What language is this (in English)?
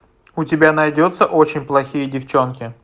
Russian